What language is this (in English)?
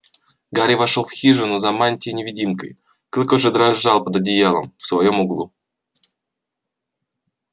Russian